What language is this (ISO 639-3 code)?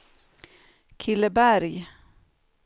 swe